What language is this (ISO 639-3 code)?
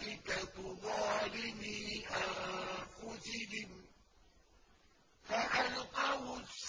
ara